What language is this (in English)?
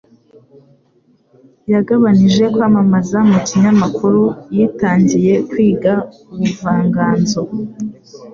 Kinyarwanda